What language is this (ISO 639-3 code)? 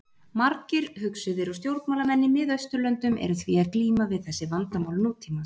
isl